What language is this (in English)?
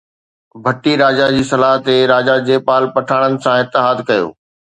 Sindhi